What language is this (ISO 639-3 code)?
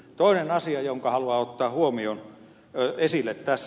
fin